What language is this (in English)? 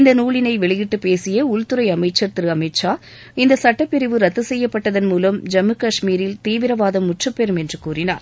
Tamil